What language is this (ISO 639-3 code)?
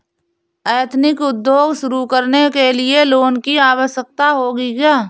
hin